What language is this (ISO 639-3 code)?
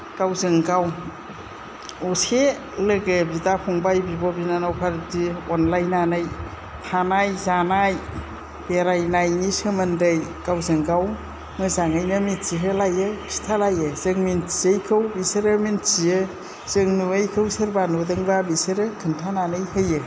brx